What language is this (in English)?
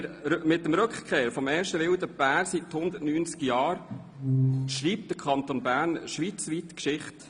Swiss German